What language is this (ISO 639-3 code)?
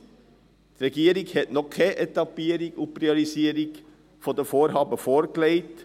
gsw